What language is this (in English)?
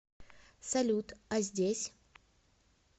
Russian